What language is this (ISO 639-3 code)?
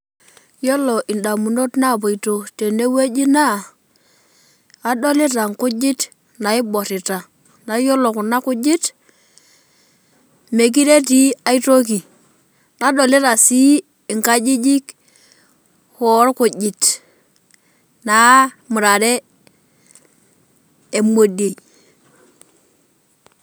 mas